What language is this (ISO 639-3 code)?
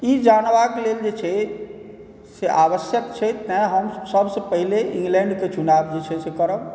mai